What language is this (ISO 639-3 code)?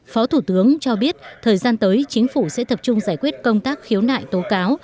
vie